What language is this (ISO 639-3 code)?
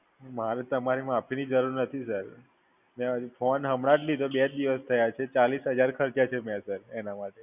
guj